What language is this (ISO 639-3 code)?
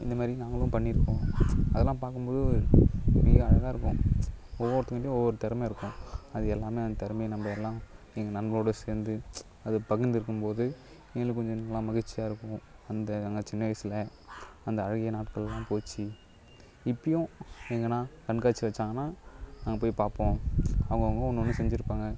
tam